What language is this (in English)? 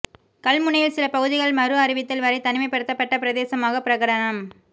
Tamil